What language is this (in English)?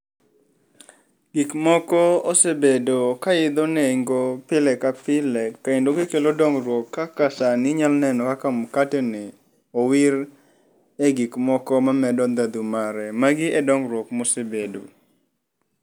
Luo (Kenya and Tanzania)